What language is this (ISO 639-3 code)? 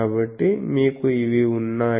tel